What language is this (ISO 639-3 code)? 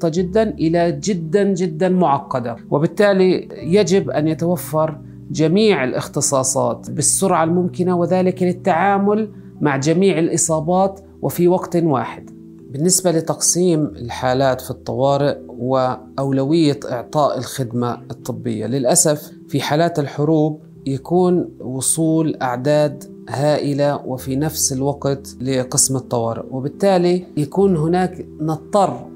ara